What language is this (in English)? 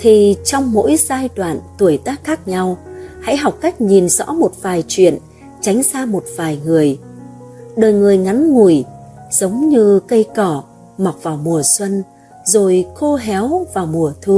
Vietnamese